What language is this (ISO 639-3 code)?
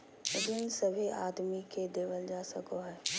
mag